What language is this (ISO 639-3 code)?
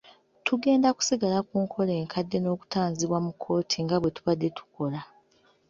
lug